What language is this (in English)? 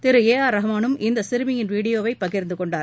Tamil